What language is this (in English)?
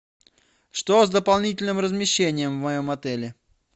Russian